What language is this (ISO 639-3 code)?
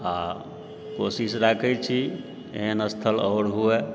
mai